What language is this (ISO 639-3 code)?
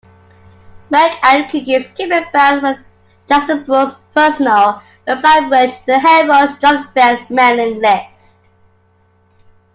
eng